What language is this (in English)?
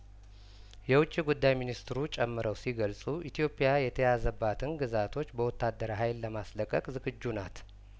Amharic